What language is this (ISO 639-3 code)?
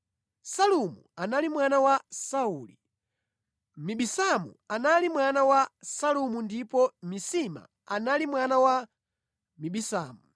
nya